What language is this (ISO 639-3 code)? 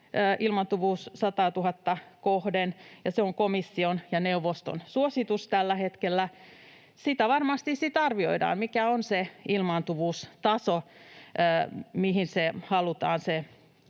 fin